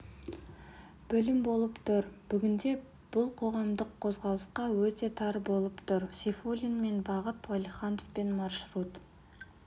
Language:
Kazakh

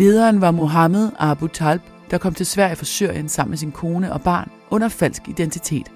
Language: Danish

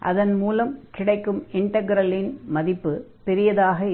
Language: Tamil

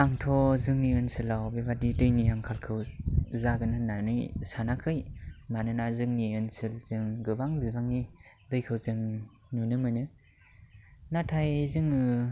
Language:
Bodo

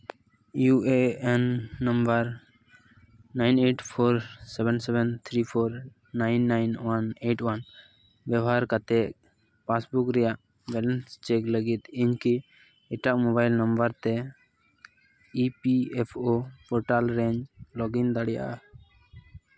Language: Santali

